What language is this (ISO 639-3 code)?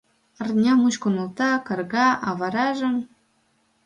chm